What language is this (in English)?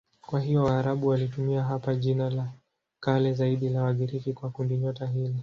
Swahili